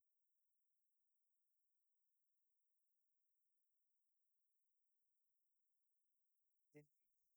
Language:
Dadiya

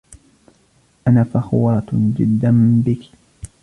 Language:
Arabic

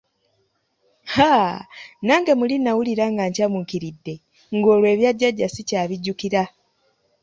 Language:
Ganda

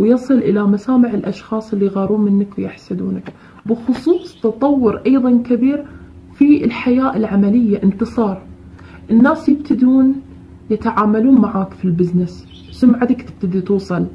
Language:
Arabic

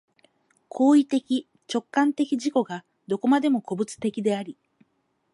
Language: Japanese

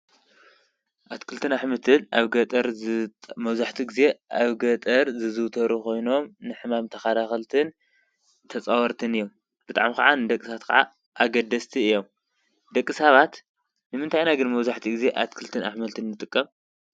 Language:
Tigrinya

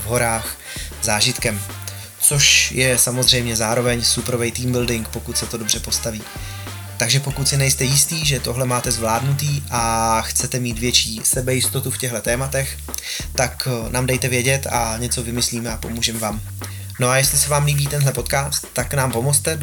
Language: Czech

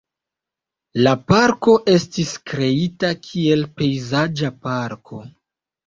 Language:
Esperanto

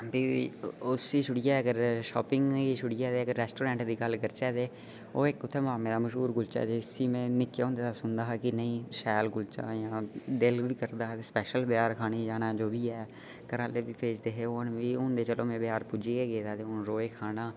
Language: Dogri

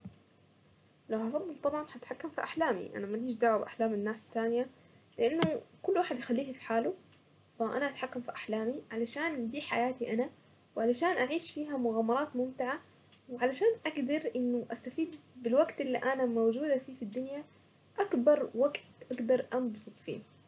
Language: Saidi Arabic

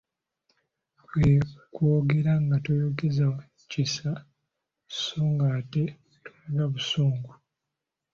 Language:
Ganda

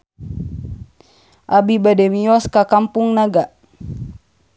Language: Sundanese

